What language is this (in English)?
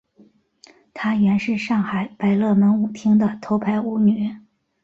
Chinese